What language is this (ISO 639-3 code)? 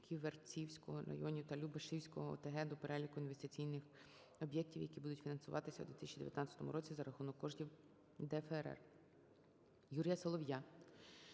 ukr